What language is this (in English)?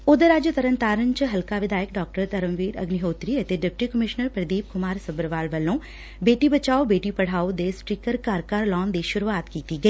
Punjabi